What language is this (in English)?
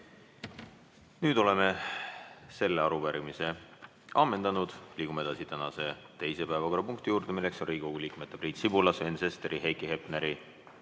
Estonian